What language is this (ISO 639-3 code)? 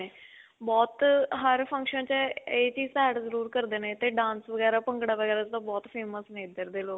pan